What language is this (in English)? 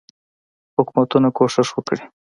Pashto